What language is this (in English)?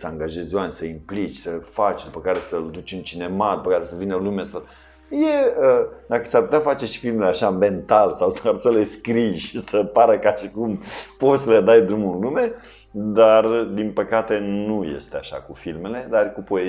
Romanian